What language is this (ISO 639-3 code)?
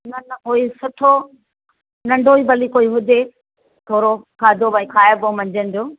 snd